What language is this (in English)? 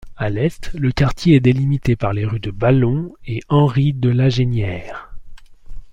French